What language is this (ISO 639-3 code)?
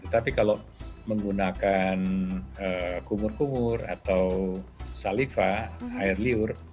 ind